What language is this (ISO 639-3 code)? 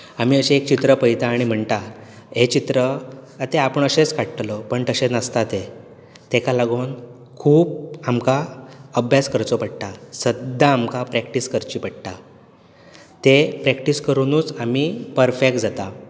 kok